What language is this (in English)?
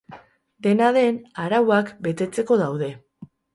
Basque